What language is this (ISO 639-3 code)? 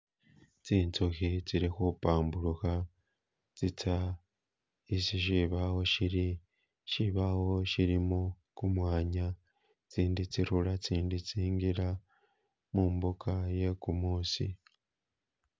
myx